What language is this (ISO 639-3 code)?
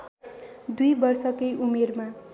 nep